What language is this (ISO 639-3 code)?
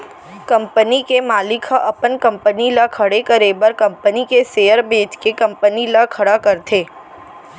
hne